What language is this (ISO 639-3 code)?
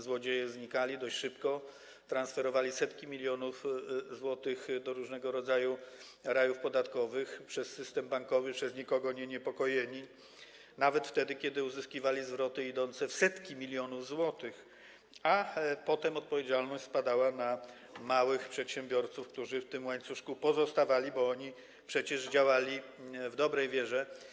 pol